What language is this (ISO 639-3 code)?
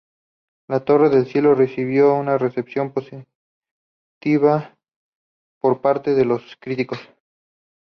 spa